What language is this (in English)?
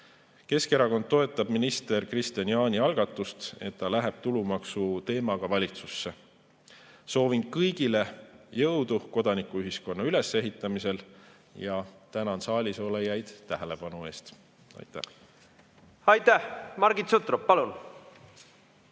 Estonian